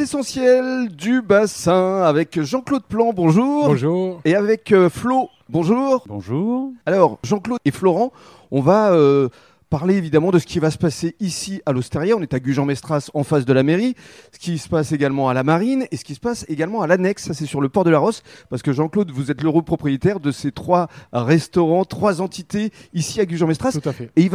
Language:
French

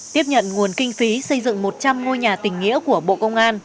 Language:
Vietnamese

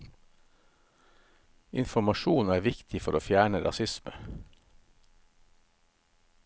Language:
Norwegian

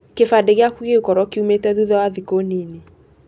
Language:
Kikuyu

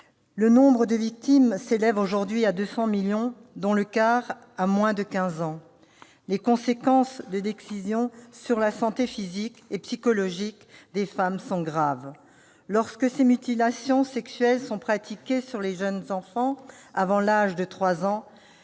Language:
French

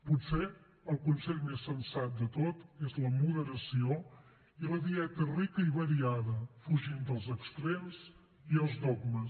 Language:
Catalan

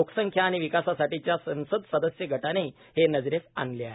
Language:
Marathi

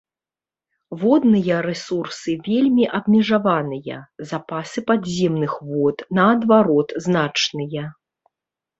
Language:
Belarusian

